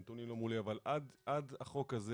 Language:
Hebrew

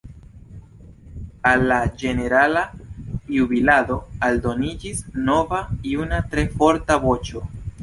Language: Esperanto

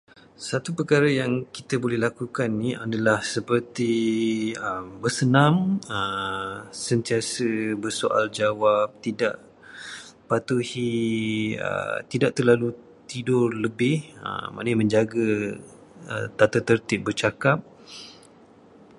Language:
Malay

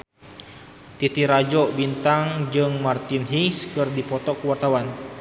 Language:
Sundanese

